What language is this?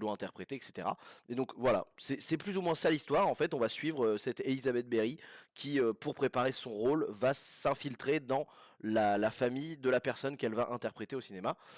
French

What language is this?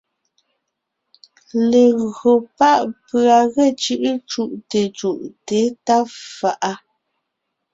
Ngiemboon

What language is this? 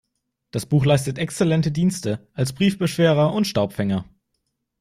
German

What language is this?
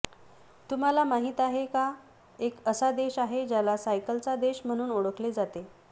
Marathi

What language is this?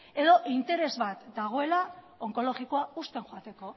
Basque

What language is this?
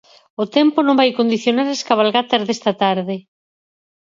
Galician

